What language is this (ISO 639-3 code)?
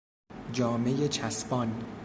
fas